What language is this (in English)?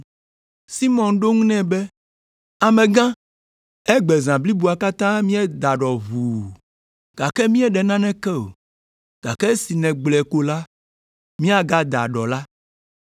Ewe